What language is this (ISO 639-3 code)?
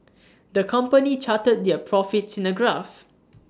eng